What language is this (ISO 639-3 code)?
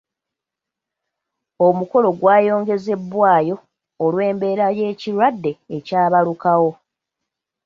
lug